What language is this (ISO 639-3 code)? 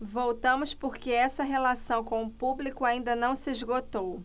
por